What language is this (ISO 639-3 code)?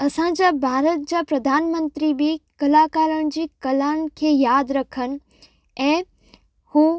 snd